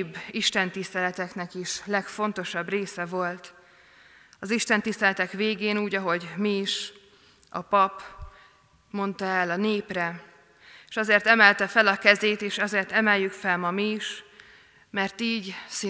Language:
Hungarian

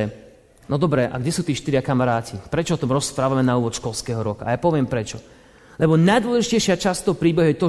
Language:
Slovak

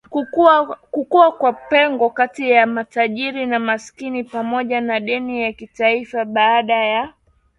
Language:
Swahili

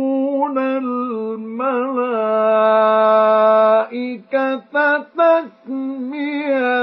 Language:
Arabic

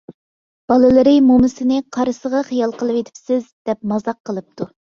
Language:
Uyghur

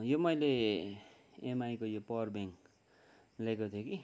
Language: Nepali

